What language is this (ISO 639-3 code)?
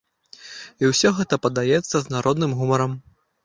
bel